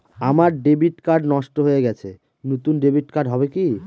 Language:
Bangla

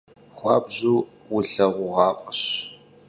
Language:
Kabardian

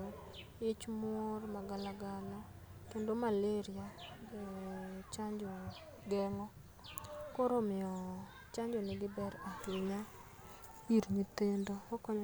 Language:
Luo (Kenya and Tanzania)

